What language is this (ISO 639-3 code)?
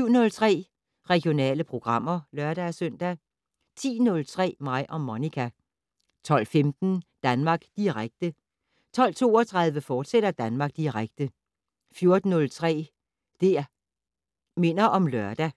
dan